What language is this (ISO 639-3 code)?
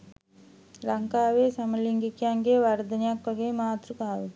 sin